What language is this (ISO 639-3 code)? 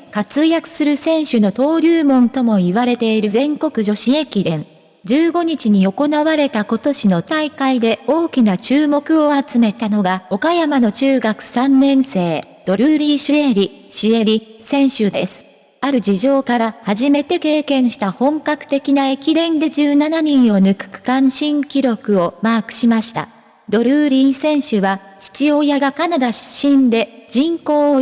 jpn